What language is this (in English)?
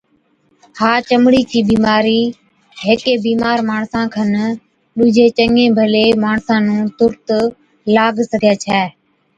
Od